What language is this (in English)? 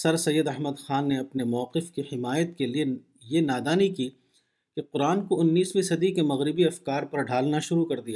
Urdu